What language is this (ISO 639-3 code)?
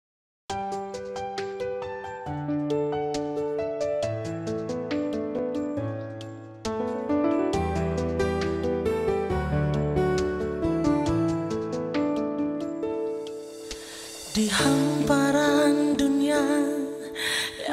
kor